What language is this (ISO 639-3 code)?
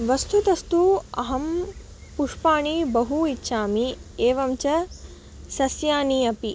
san